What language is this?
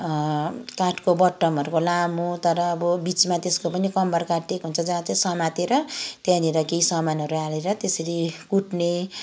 Nepali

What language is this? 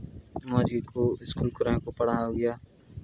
Santali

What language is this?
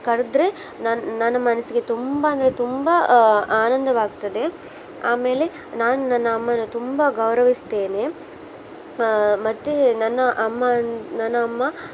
Kannada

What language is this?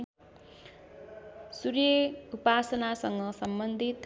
Nepali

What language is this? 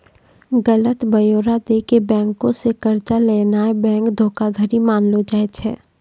Maithili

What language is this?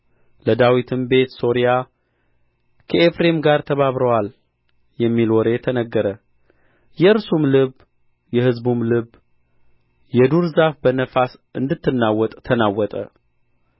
Amharic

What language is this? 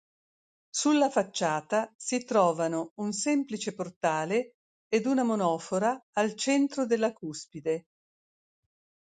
Italian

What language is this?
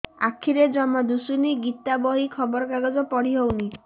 Odia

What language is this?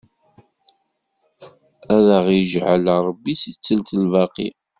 Kabyle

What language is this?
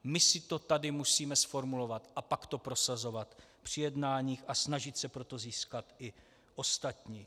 Czech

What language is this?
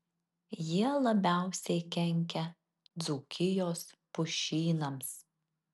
Lithuanian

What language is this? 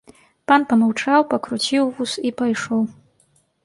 Belarusian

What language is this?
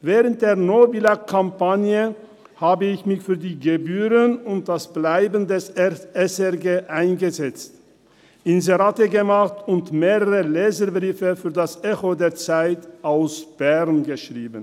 Swiss German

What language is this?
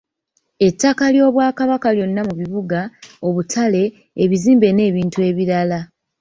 Ganda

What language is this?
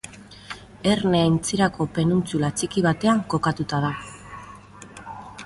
Basque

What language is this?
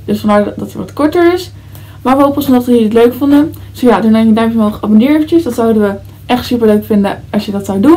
Dutch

